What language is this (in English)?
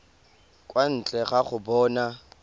Tswana